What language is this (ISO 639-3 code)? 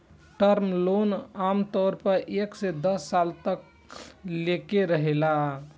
bho